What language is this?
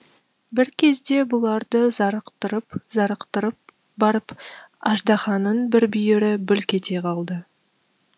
Kazakh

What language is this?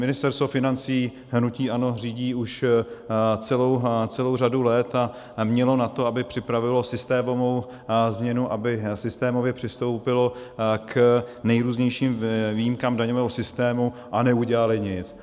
Czech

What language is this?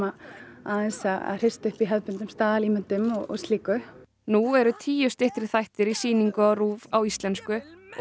Icelandic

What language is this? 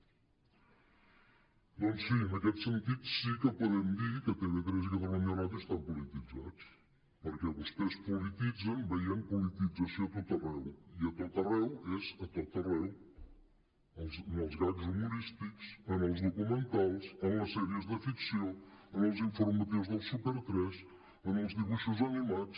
Catalan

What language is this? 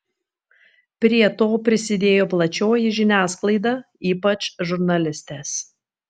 Lithuanian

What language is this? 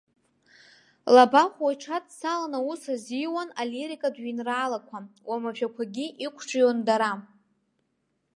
Abkhazian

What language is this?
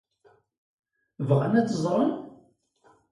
Kabyle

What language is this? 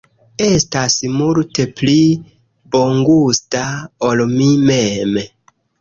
Esperanto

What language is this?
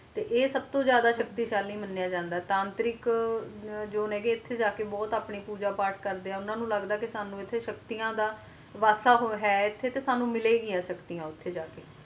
Punjabi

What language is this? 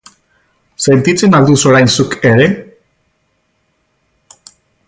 Basque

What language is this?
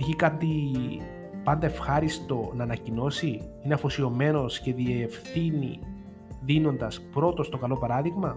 Greek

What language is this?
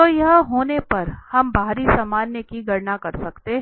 Hindi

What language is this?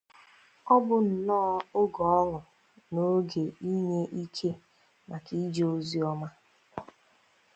Igbo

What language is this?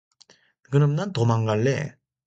Korean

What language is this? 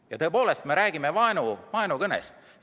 Estonian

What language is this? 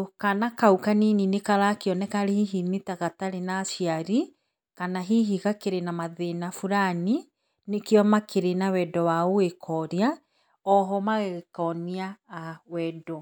Kikuyu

